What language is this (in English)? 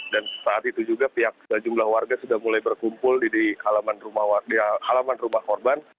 Indonesian